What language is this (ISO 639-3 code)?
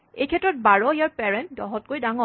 asm